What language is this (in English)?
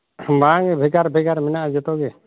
Santali